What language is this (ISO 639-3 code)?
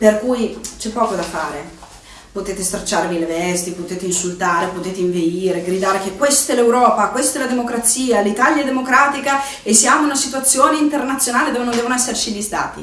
ita